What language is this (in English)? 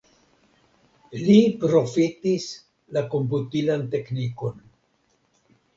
Esperanto